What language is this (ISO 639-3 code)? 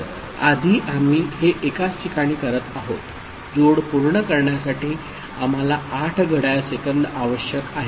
mar